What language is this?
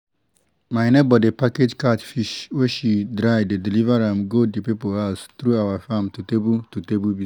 Nigerian Pidgin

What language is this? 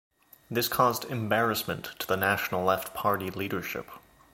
English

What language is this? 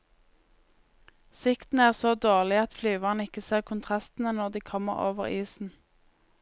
Norwegian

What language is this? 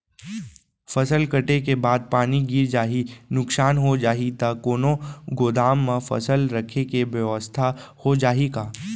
Chhattisgarhi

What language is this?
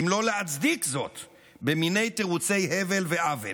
Hebrew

